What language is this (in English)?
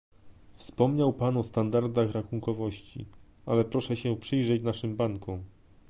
Polish